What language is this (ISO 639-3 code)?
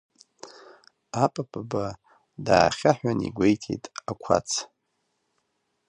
abk